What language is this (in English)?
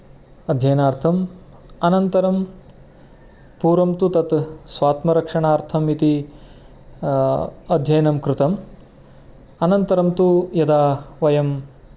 Sanskrit